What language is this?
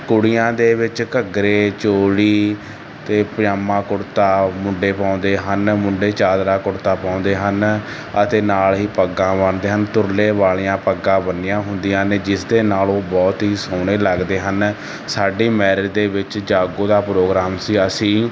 Punjabi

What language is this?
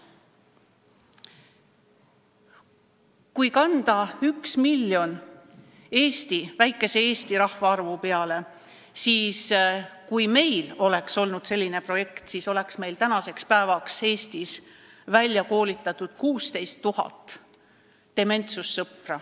Estonian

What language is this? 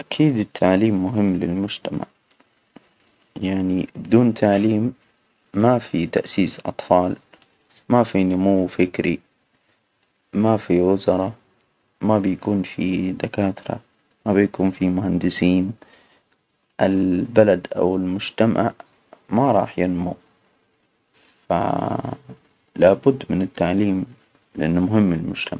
Hijazi Arabic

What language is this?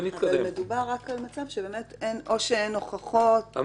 Hebrew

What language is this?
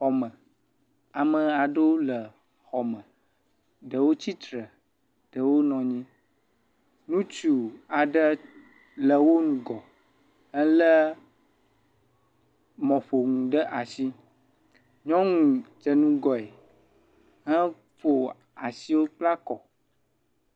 Ewe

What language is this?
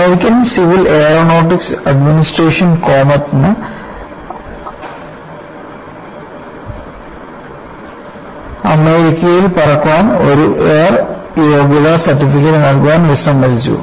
Malayalam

